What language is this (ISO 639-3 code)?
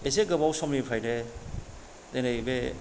brx